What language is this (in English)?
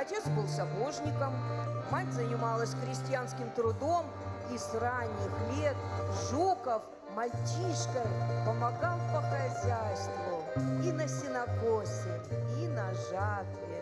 Russian